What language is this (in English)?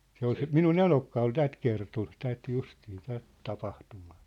Finnish